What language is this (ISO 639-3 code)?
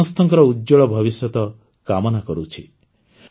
ori